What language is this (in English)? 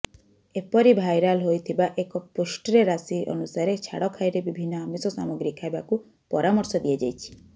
Odia